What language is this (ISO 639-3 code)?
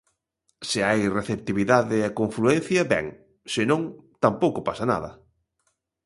glg